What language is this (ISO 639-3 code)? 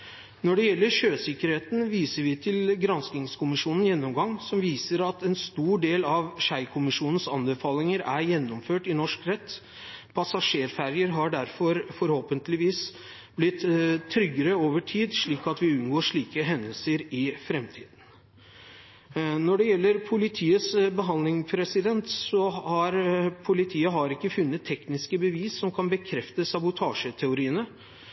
nob